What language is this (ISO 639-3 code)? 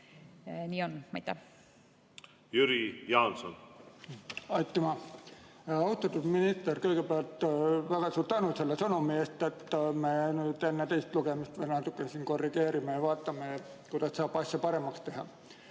est